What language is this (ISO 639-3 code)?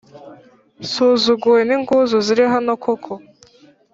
kin